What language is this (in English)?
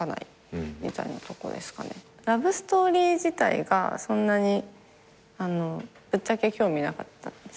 Japanese